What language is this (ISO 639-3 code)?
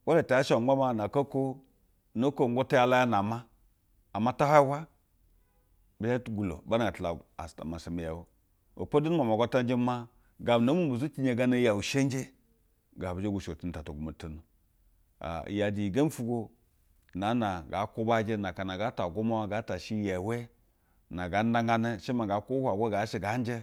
bzw